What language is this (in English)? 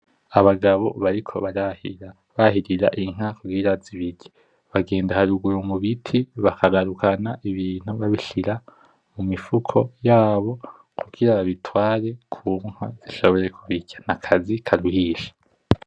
Rundi